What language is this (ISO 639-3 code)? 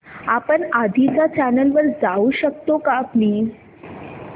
mar